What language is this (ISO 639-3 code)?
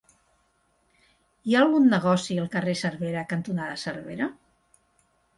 cat